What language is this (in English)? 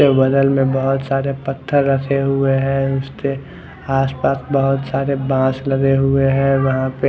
Hindi